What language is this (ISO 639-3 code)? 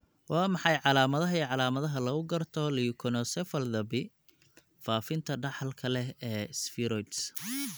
som